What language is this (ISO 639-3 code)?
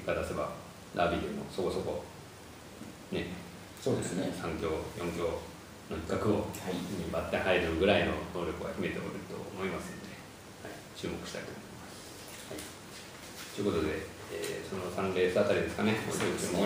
jpn